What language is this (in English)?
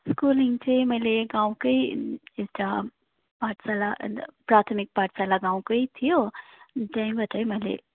Nepali